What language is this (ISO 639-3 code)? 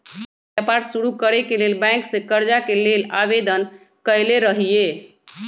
mag